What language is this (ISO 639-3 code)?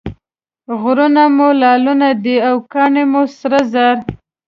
pus